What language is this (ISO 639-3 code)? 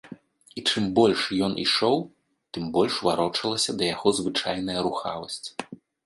bel